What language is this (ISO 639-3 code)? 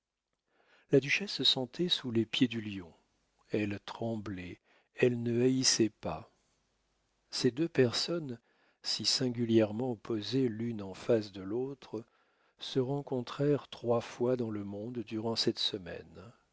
fra